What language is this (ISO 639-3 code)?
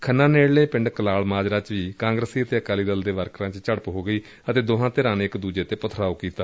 pan